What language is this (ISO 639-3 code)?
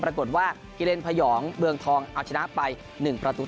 tha